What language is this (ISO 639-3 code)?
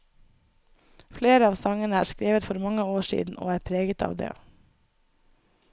nor